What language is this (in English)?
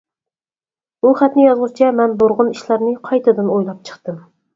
Uyghur